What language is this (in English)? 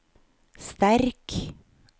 Norwegian